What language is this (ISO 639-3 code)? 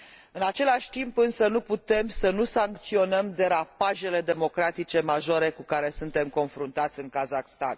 ron